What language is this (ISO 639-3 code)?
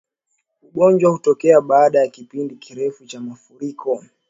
swa